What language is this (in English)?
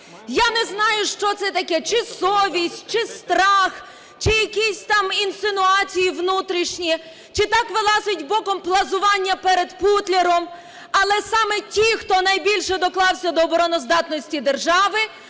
Ukrainian